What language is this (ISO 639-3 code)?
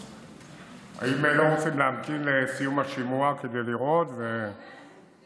heb